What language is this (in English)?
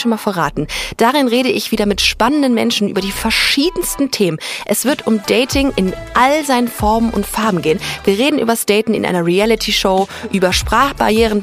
German